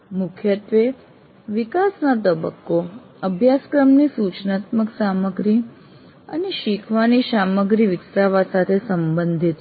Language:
Gujarati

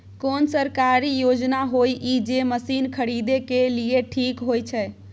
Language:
Maithili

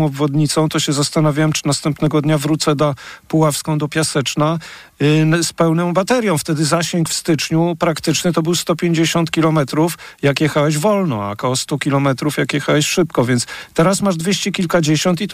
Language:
Polish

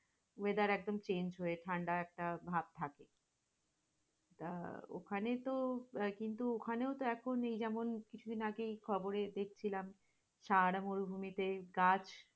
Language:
Bangla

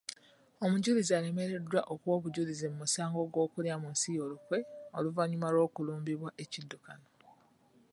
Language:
Ganda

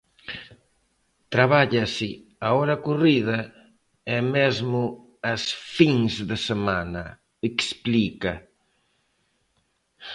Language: Galician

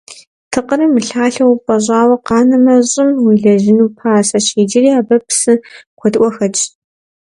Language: Kabardian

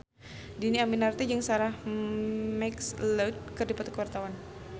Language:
Sundanese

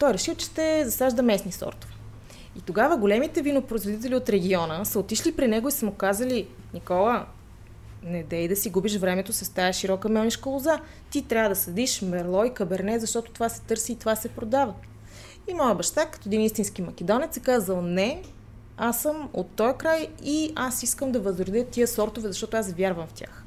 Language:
Bulgarian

